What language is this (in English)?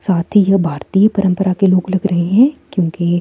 Hindi